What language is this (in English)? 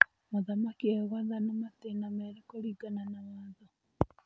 Kikuyu